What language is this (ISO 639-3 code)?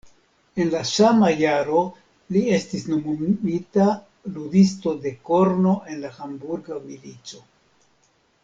epo